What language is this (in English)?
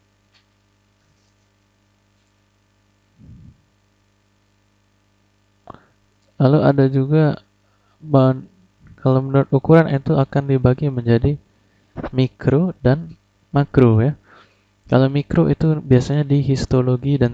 Indonesian